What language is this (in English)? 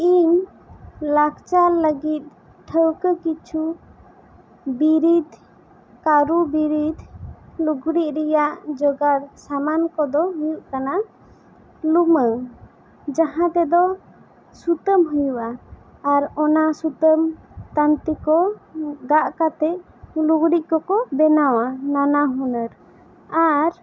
Santali